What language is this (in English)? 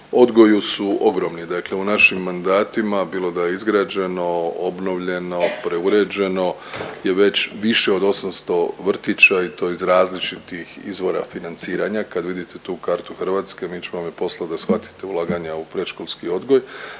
Croatian